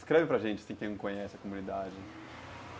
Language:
Portuguese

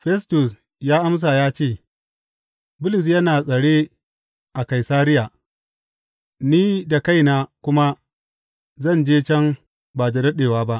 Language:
Hausa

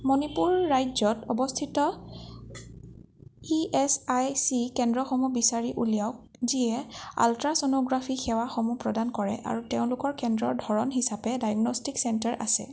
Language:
Assamese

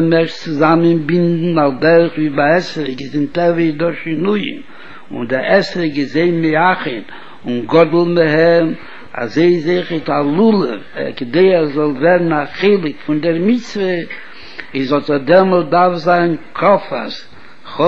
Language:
Hebrew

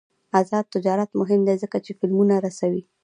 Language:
Pashto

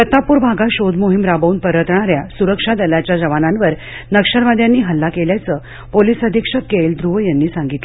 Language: Marathi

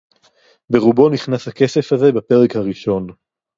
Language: Hebrew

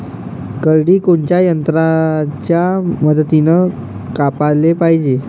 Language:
Marathi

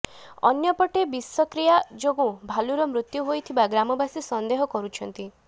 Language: Odia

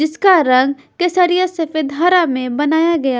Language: Hindi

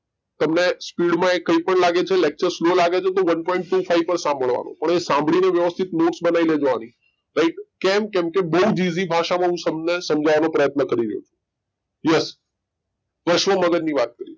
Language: Gujarati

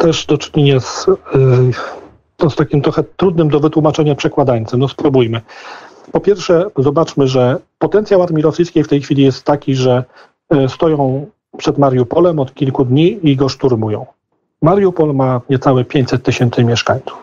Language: Polish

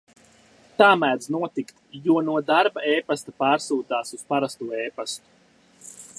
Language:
Latvian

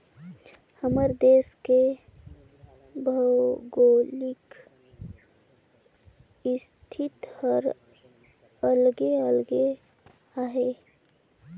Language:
Chhattisgarhi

